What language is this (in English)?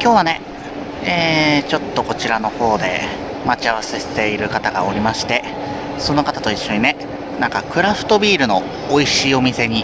Japanese